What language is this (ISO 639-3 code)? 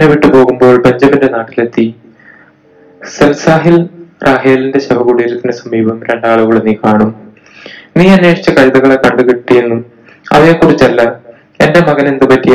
mal